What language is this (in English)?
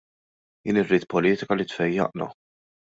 Maltese